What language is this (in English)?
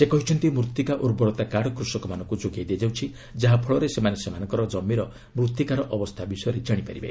Odia